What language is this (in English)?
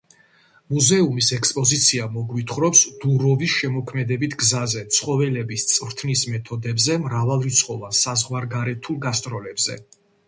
Georgian